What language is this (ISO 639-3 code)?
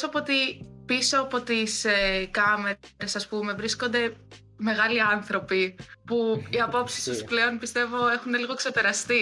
ell